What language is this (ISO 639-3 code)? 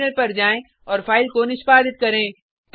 hin